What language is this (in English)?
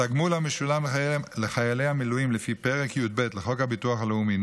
Hebrew